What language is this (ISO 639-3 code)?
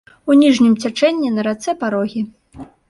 bel